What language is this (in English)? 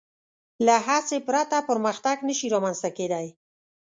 Pashto